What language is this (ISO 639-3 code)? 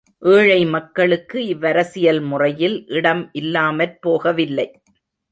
tam